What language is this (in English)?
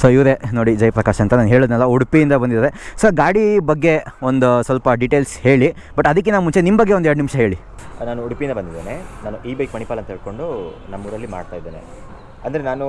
Kannada